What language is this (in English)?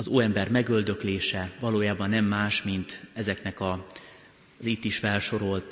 Hungarian